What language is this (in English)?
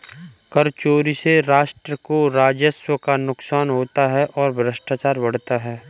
Hindi